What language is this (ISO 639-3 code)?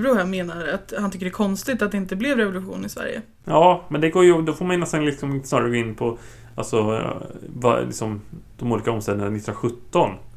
swe